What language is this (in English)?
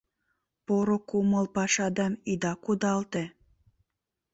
Mari